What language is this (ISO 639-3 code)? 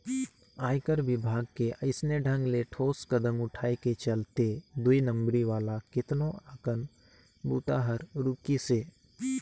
hne